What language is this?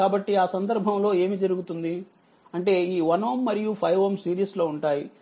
Telugu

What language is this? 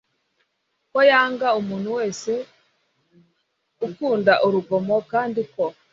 Kinyarwanda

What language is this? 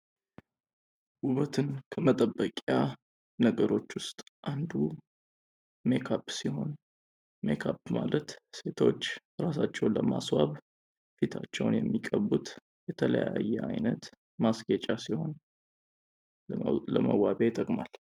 Amharic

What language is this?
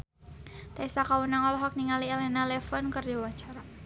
Sundanese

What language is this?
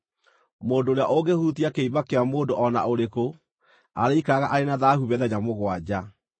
Kikuyu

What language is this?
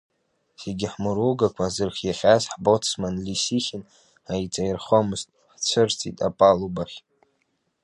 Abkhazian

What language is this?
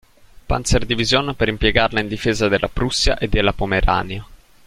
Italian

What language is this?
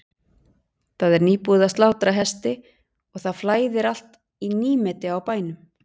Icelandic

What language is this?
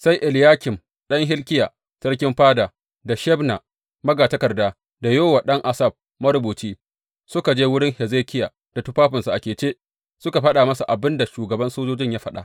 Hausa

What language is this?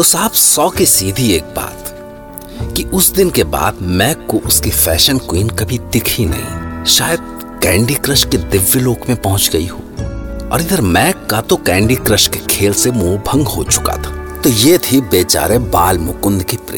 Hindi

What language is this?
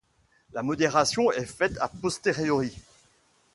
French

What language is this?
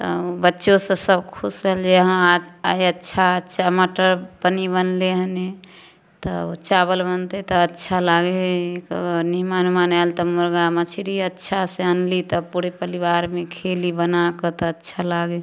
Maithili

